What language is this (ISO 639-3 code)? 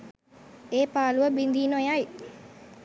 sin